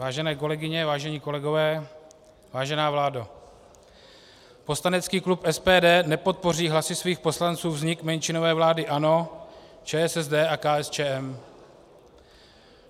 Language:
Czech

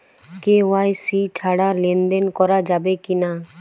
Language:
Bangla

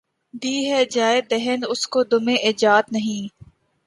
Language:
Urdu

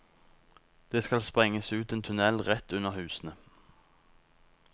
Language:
Norwegian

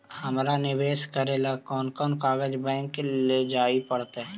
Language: Magahi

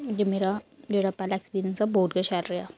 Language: Dogri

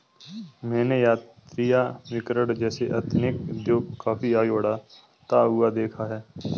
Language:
Hindi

